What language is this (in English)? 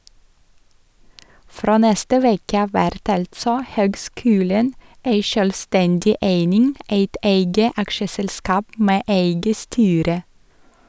Norwegian